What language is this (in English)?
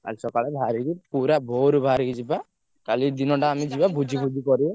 Odia